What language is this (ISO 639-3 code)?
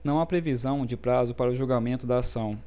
por